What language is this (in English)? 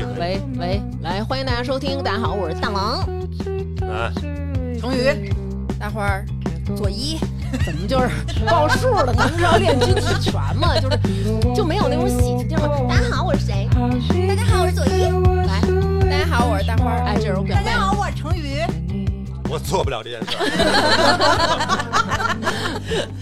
Chinese